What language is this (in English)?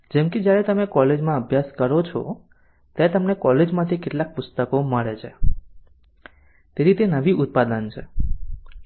Gujarati